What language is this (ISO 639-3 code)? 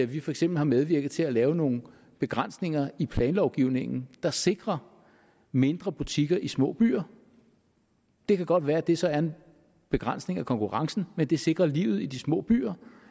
dan